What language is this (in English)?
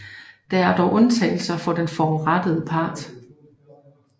Danish